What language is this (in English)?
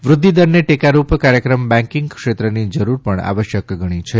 Gujarati